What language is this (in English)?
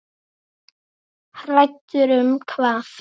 Icelandic